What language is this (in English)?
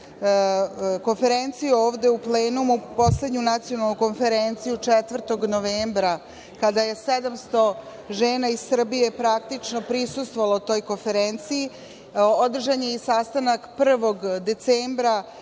Serbian